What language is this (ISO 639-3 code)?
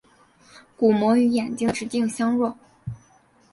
zho